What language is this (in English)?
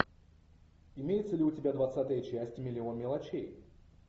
Russian